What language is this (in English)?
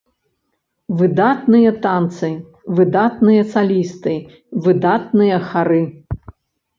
Belarusian